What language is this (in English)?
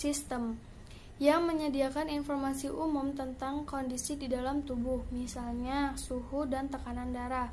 Indonesian